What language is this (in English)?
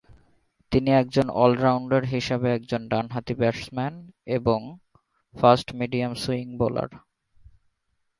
Bangla